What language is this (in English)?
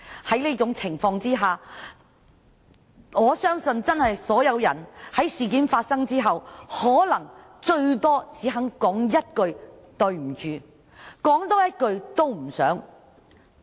Cantonese